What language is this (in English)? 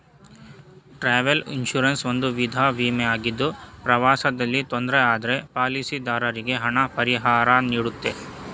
Kannada